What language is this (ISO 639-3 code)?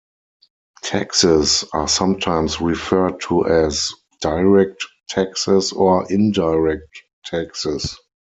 eng